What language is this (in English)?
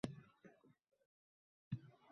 Uzbek